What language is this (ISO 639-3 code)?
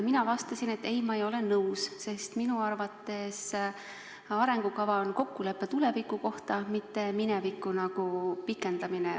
est